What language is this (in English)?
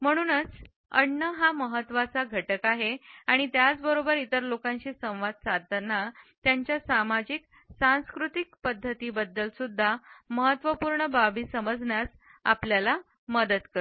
Marathi